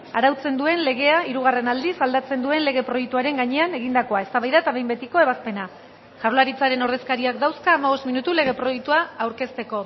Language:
Basque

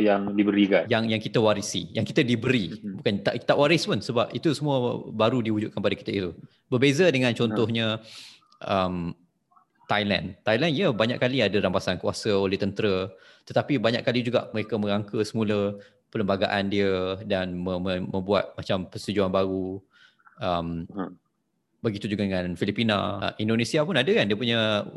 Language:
Malay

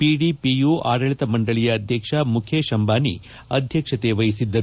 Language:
Kannada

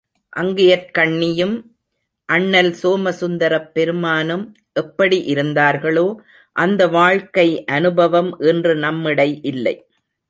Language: Tamil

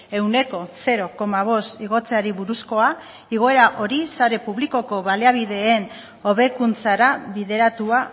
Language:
Basque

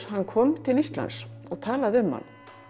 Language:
Icelandic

